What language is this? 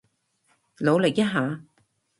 Cantonese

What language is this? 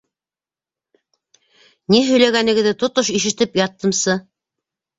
Bashkir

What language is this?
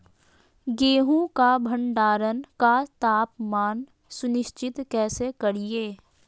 Magahi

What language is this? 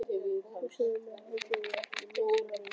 Icelandic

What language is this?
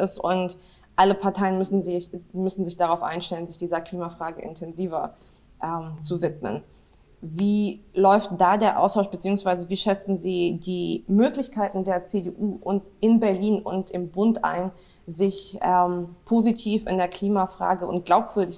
German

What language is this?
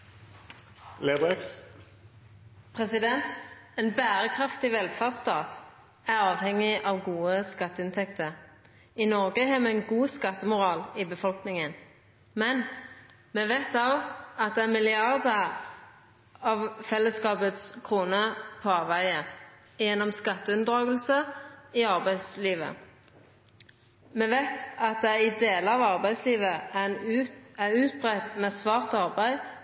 Norwegian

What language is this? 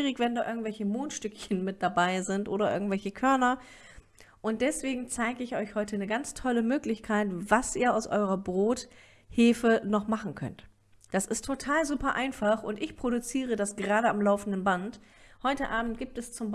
German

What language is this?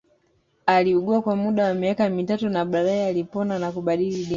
Swahili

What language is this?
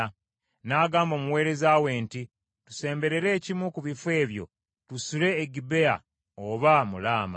Ganda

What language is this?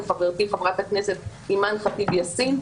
Hebrew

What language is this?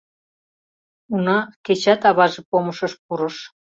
Mari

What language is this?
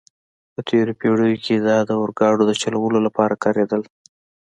Pashto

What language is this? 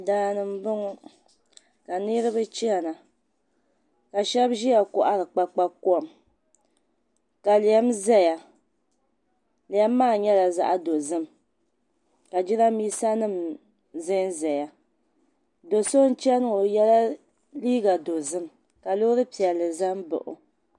Dagbani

